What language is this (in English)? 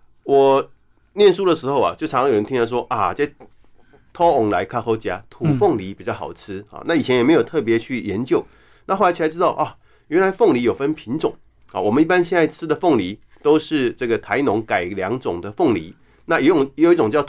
Chinese